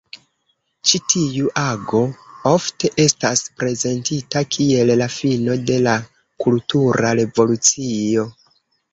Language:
Esperanto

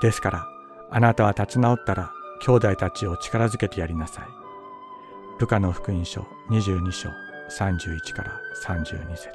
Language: Japanese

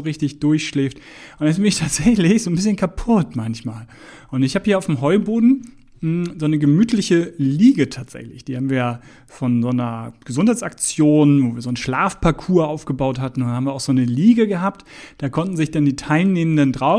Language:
German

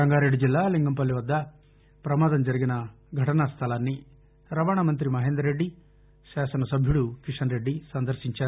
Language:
Telugu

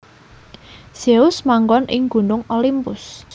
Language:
Javanese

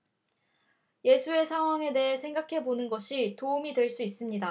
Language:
Korean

